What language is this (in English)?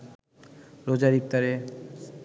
Bangla